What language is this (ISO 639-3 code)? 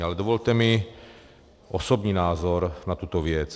ces